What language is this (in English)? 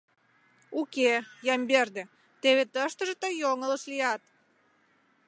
Mari